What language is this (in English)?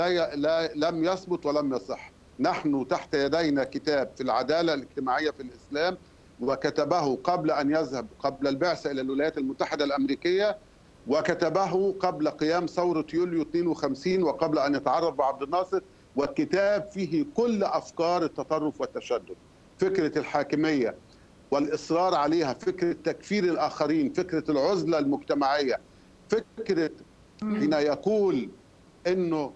Arabic